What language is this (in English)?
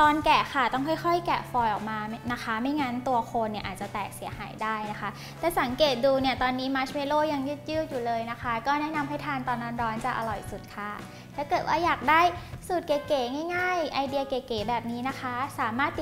Thai